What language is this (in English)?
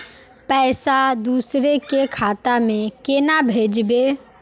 Magahi